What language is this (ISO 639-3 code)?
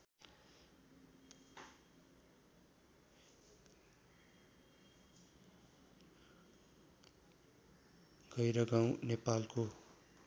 nep